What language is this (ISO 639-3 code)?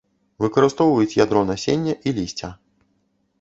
bel